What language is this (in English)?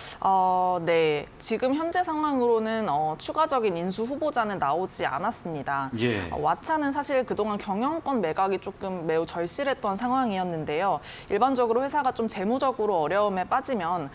Korean